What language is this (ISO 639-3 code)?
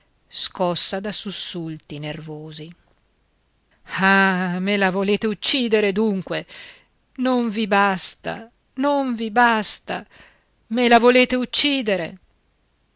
ita